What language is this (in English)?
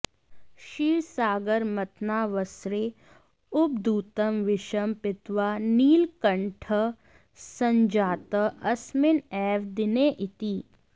Sanskrit